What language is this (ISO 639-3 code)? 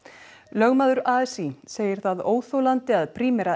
isl